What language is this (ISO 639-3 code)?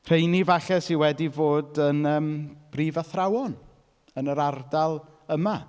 cym